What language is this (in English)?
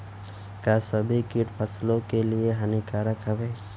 Bhojpuri